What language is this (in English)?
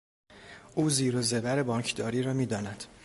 Persian